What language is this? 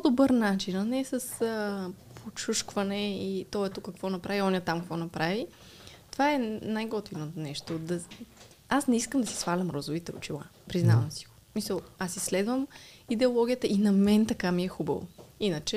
Bulgarian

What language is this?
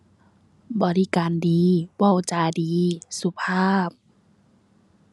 Thai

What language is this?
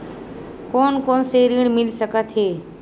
Chhattisgarhi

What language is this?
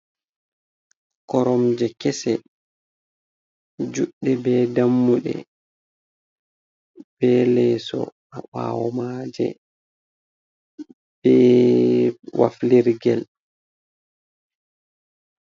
Fula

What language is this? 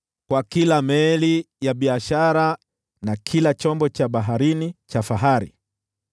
Swahili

